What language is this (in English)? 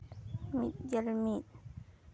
Santali